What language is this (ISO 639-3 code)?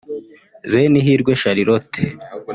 kin